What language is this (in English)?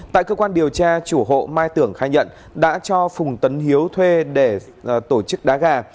Vietnamese